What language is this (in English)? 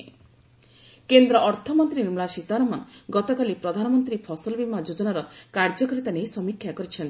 Odia